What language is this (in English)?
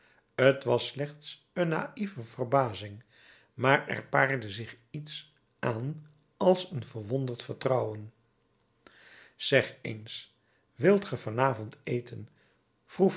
Dutch